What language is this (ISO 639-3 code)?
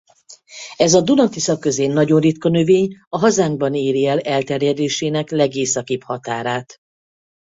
hun